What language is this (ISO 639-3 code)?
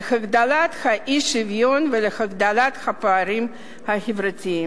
heb